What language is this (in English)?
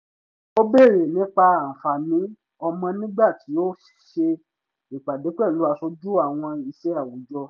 Yoruba